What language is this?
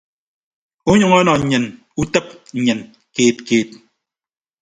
Ibibio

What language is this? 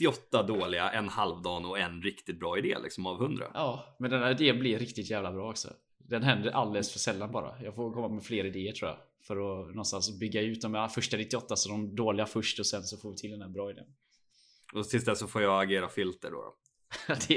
Swedish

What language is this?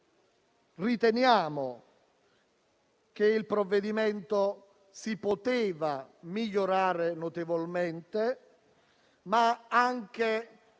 Italian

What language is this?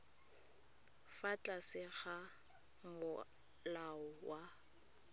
Tswana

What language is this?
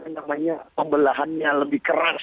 Indonesian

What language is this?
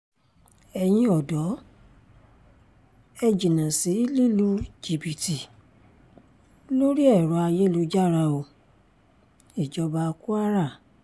Yoruba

